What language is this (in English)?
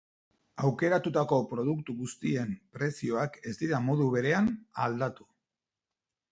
Basque